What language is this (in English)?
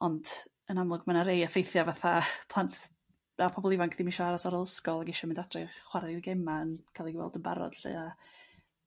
Welsh